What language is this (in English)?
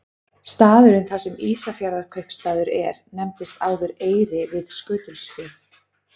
Icelandic